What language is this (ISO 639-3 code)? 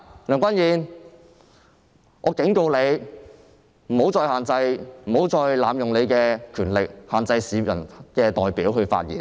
yue